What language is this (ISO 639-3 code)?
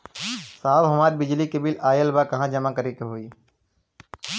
bho